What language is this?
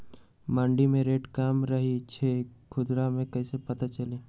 Magahi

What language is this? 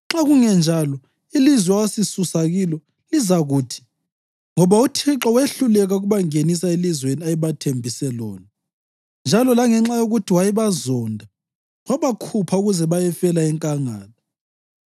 North Ndebele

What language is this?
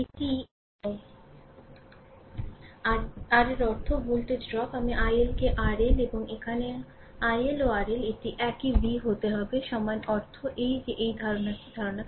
Bangla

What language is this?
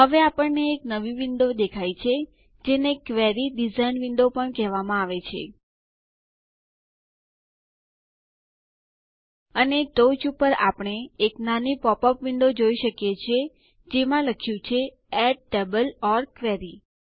Gujarati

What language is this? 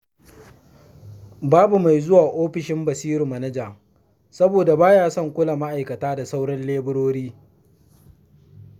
Hausa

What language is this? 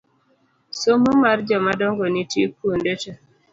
Luo (Kenya and Tanzania)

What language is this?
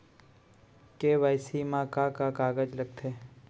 Chhattisgarhi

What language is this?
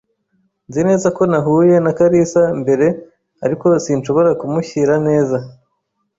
Kinyarwanda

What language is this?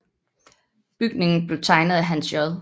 Danish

